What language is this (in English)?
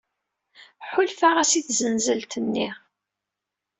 Kabyle